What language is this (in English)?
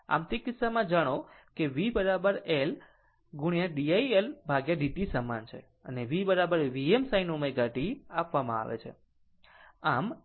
Gujarati